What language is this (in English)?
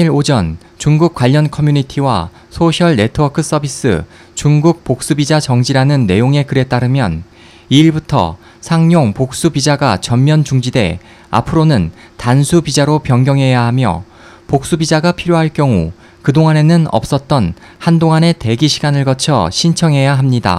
Korean